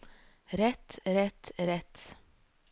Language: Norwegian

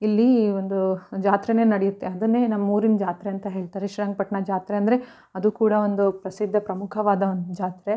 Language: Kannada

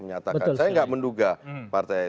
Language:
Indonesian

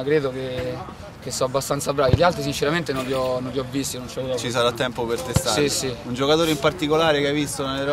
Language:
Italian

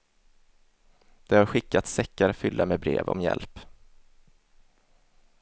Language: Swedish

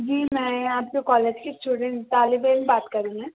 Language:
Urdu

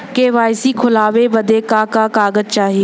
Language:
Bhojpuri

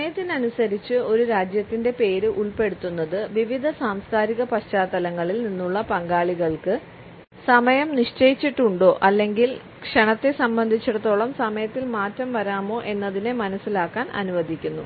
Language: Malayalam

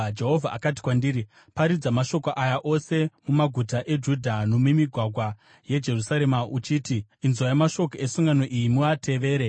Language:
Shona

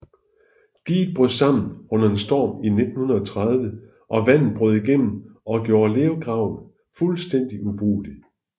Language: Danish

